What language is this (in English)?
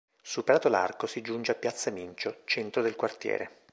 Italian